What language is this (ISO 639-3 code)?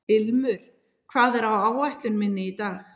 isl